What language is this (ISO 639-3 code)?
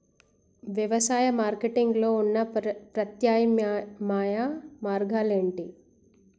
tel